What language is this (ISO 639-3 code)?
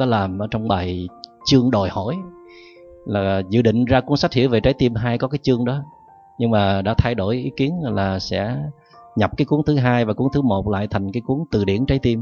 vie